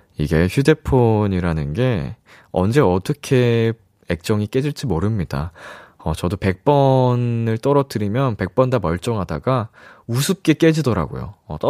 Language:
Korean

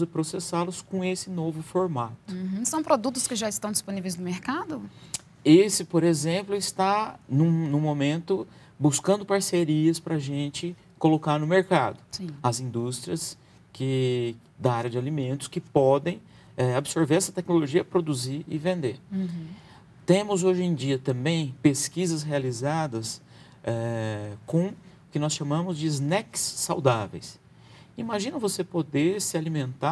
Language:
Portuguese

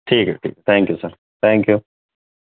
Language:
Urdu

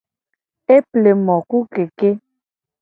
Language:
Gen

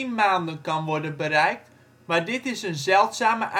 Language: Dutch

